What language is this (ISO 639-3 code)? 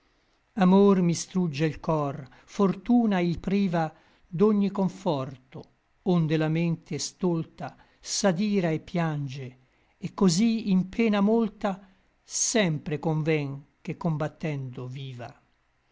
ita